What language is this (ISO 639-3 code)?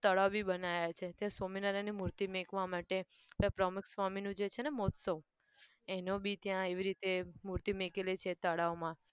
guj